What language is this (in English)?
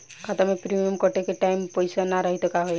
Bhojpuri